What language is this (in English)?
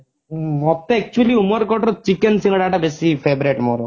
Odia